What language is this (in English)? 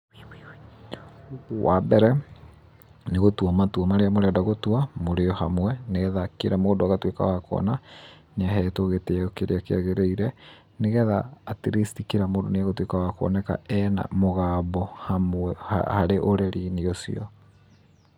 Kikuyu